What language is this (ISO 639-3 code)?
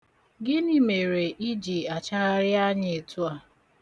ibo